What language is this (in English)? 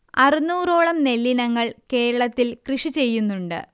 Malayalam